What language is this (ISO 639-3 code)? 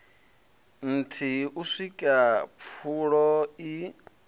ven